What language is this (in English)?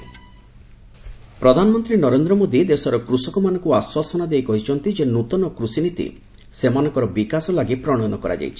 Odia